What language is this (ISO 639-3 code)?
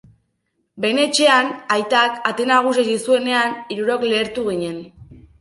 eus